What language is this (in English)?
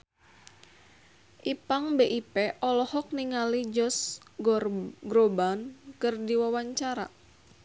Sundanese